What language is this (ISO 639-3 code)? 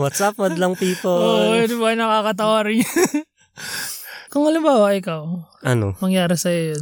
fil